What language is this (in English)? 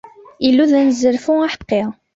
Kabyle